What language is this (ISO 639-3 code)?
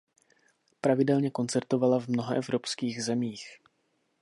ces